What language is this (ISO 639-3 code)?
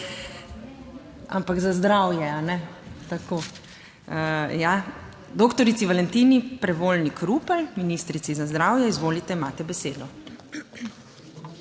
slv